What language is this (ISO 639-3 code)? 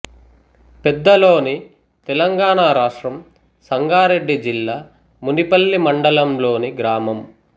tel